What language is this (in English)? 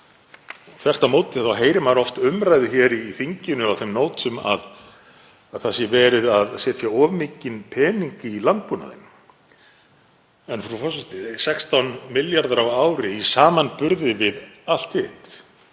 Icelandic